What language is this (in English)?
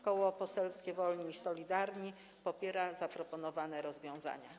Polish